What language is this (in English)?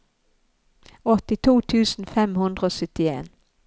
Norwegian